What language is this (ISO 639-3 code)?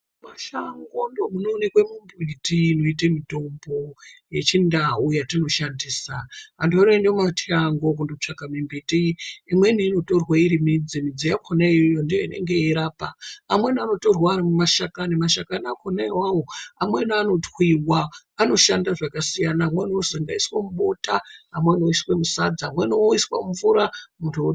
ndc